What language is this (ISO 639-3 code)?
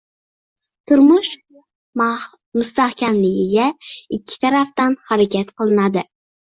uzb